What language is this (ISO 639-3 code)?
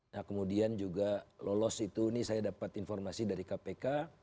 ind